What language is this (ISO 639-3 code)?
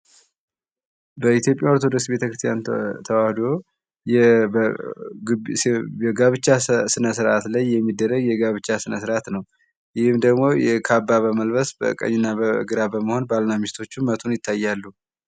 amh